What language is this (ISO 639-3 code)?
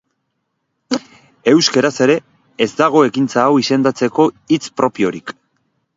eus